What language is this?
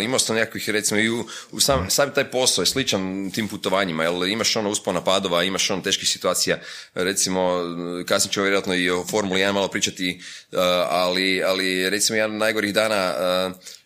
Croatian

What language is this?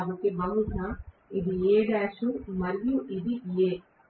Telugu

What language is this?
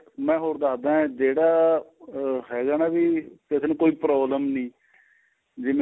Punjabi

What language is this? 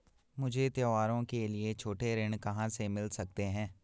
Hindi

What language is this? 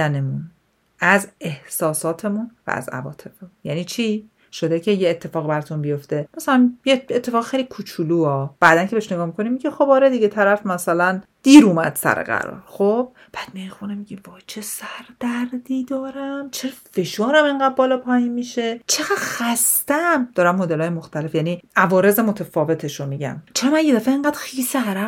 Persian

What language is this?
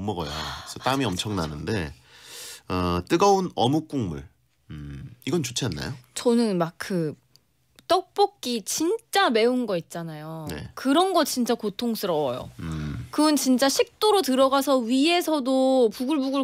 Korean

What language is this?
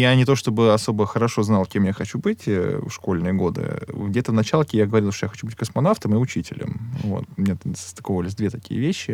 Russian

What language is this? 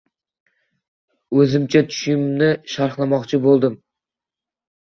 Uzbek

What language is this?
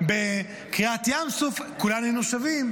Hebrew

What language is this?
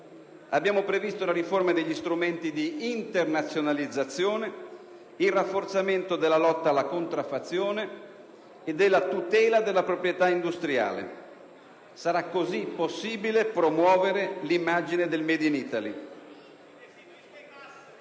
Italian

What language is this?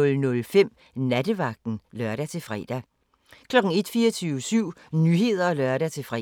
Danish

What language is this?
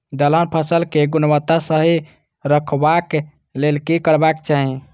Maithili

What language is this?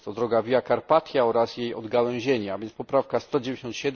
Polish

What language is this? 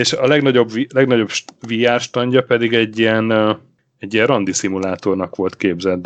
Hungarian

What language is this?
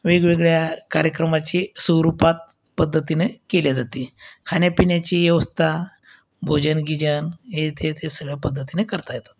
Marathi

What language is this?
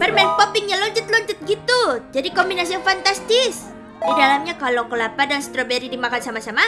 Indonesian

